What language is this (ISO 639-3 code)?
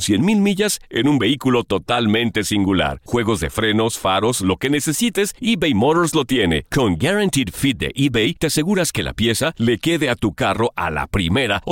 spa